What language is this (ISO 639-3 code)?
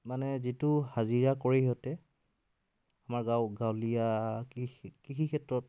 asm